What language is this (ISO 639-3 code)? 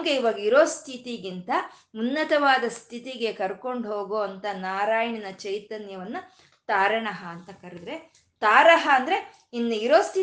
kan